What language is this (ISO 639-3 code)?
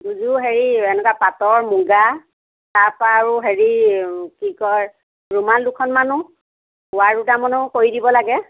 asm